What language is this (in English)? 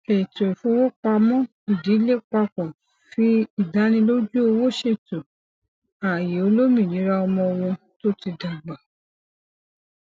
Yoruba